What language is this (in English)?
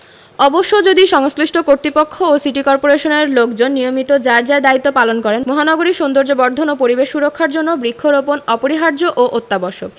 Bangla